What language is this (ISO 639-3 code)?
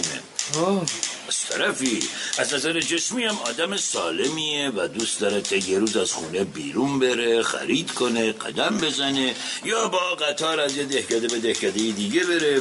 fas